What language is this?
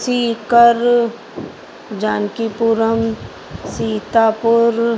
Sindhi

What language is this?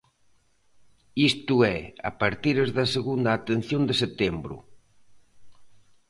Galician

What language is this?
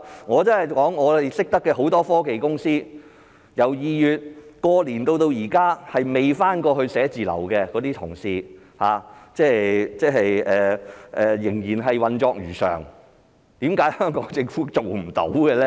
Cantonese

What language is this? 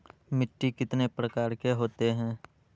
Magahi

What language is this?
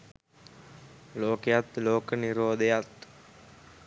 Sinhala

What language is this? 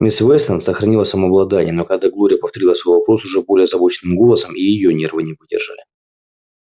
Russian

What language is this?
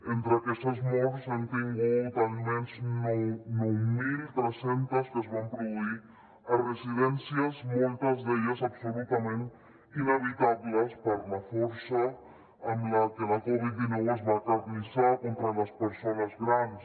Catalan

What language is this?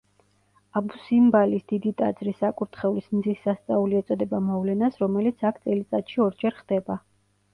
Georgian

